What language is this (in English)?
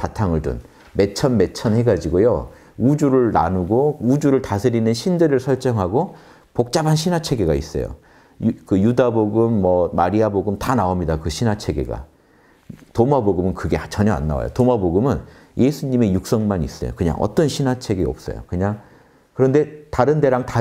Korean